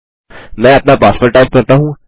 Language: Hindi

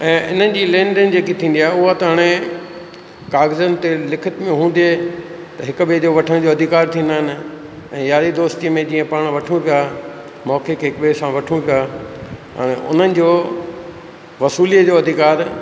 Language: Sindhi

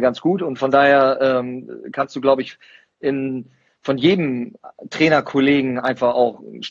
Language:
German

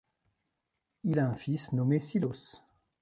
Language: French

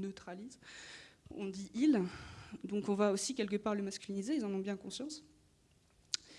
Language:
French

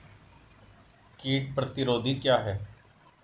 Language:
Hindi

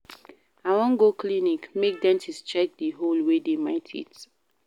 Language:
Nigerian Pidgin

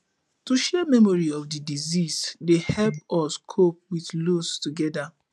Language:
Nigerian Pidgin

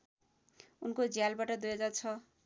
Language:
Nepali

